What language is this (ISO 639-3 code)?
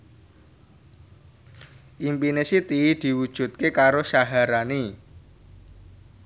jav